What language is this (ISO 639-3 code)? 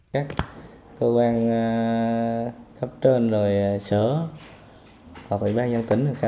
vie